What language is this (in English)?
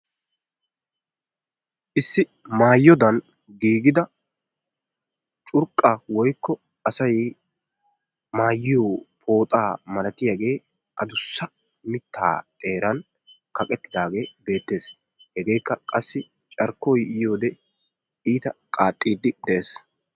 Wolaytta